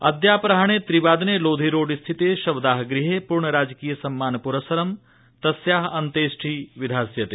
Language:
Sanskrit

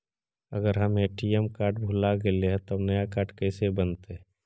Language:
Magahi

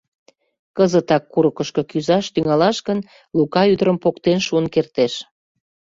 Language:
Mari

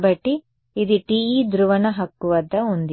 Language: Telugu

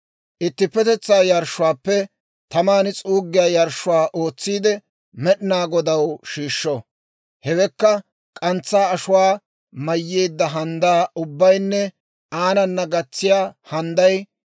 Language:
Dawro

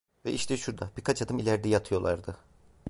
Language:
Turkish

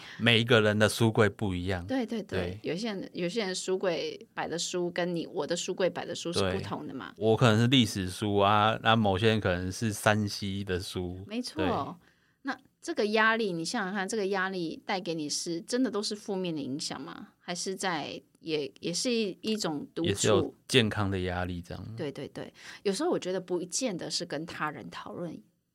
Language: Chinese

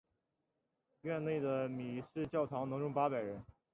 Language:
Chinese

